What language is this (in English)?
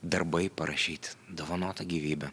Lithuanian